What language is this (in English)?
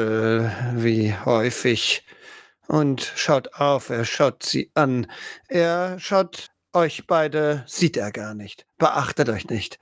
German